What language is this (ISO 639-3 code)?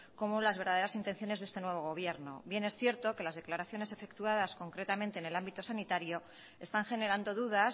spa